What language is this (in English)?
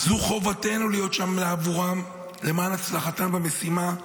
Hebrew